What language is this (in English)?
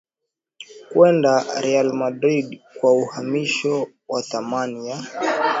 Swahili